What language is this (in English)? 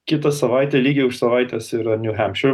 Lithuanian